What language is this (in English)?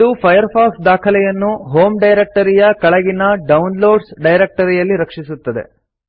Kannada